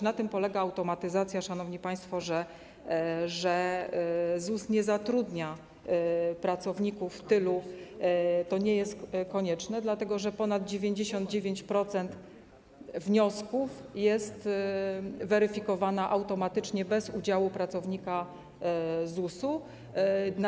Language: Polish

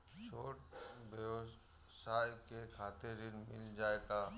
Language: Bhojpuri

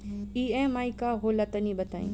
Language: Bhojpuri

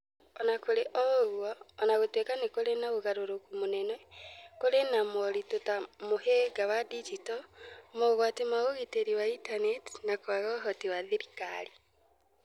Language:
Kikuyu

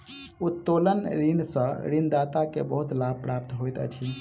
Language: Maithili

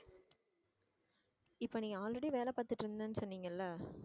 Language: Tamil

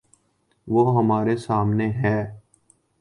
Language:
Urdu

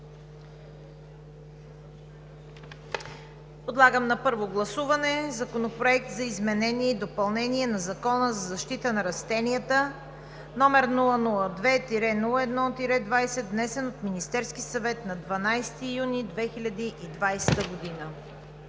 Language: Bulgarian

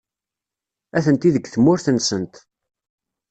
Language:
Kabyle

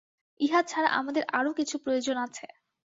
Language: Bangla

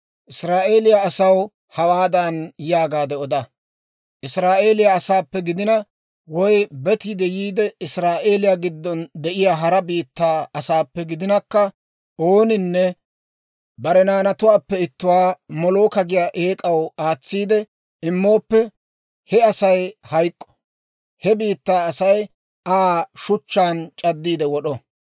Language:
Dawro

